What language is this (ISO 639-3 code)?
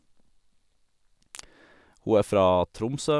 nor